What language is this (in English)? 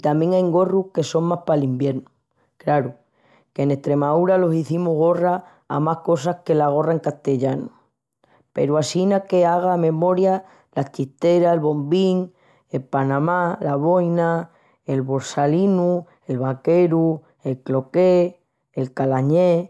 Extremaduran